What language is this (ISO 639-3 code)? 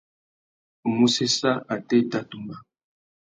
bag